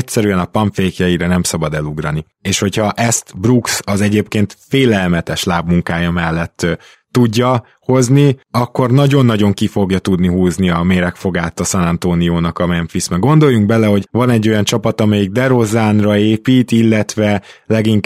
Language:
Hungarian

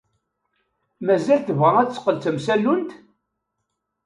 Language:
Kabyle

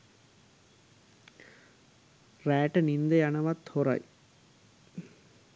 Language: Sinhala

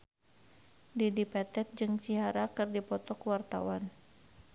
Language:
Sundanese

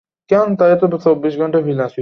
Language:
Bangla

